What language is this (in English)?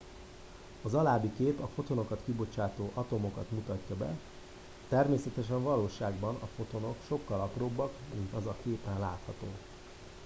Hungarian